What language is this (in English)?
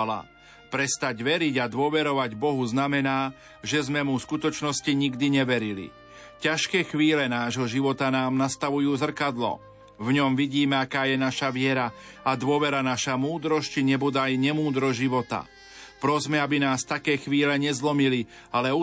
Slovak